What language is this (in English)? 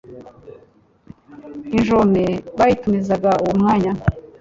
Kinyarwanda